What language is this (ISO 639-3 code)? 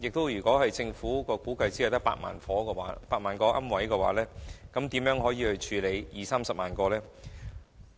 yue